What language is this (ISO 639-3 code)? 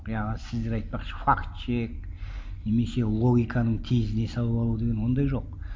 kaz